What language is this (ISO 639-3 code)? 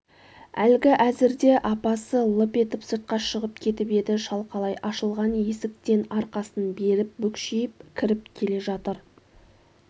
kaz